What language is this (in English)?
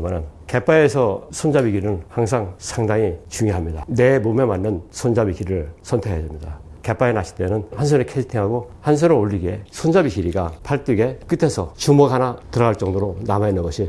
Korean